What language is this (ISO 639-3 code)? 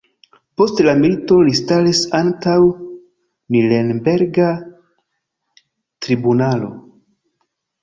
epo